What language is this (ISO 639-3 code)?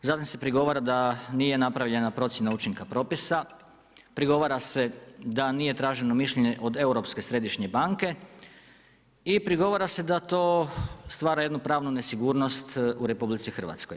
hrv